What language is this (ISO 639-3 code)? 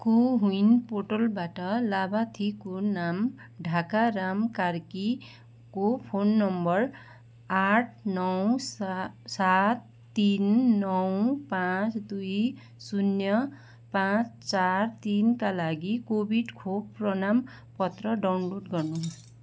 nep